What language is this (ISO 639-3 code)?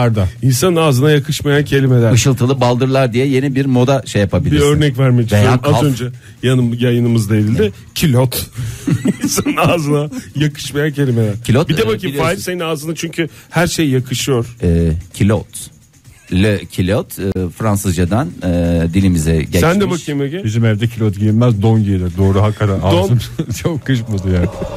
tur